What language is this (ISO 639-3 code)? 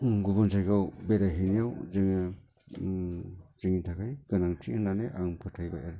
brx